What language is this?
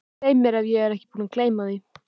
Icelandic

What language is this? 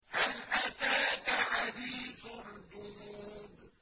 Arabic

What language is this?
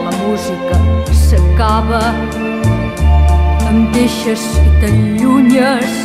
Romanian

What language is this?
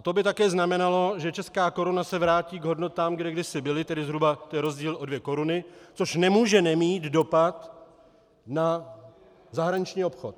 Czech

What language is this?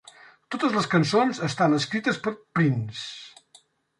Catalan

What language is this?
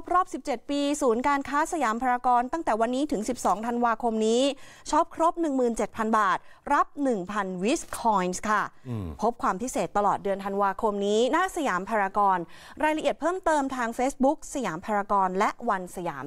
Thai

